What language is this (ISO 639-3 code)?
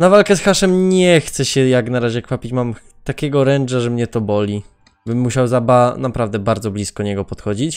pol